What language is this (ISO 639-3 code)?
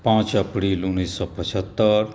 mai